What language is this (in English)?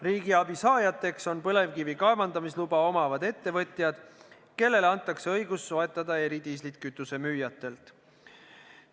Estonian